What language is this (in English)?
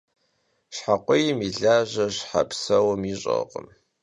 Kabardian